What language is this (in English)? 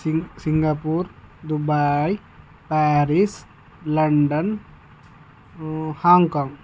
Telugu